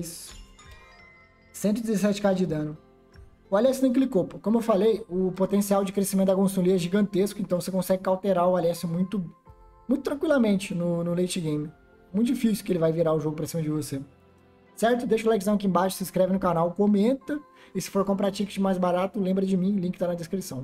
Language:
Portuguese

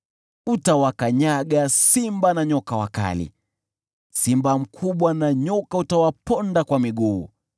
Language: Swahili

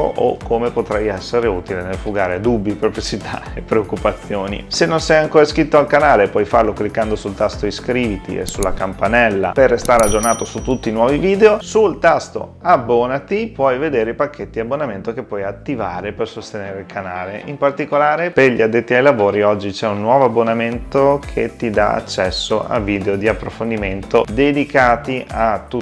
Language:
Italian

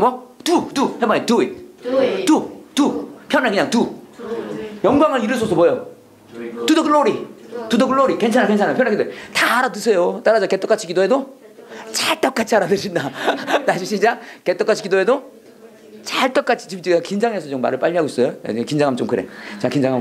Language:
Korean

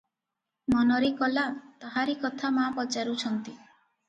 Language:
Odia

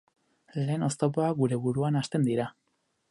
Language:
Basque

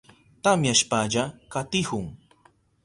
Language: Southern Pastaza Quechua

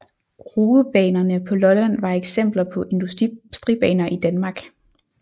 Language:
Danish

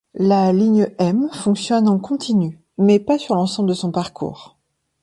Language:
French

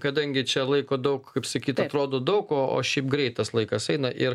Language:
Lithuanian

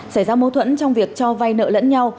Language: Vietnamese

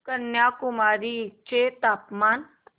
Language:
Marathi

